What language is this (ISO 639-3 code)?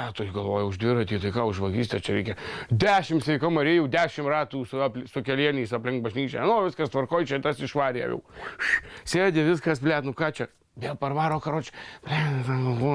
lit